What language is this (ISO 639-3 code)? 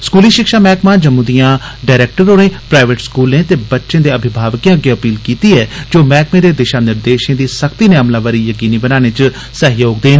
doi